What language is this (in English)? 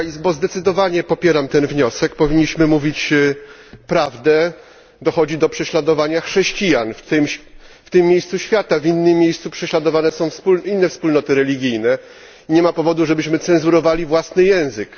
Polish